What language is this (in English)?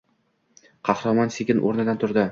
Uzbek